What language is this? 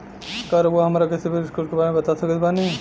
Bhojpuri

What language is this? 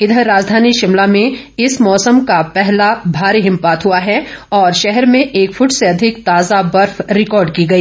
Hindi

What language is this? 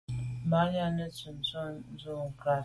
Medumba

